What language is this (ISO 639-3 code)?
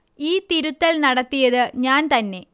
mal